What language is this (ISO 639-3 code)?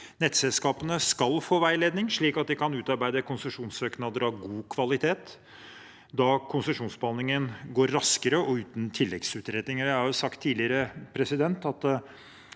nor